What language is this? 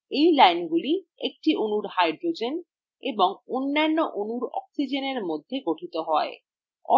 Bangla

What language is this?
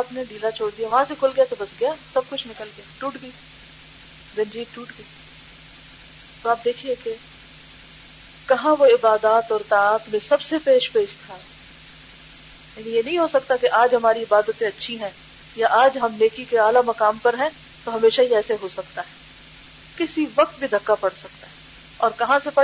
Urdu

